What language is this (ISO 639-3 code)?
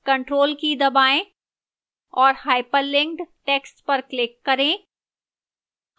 hin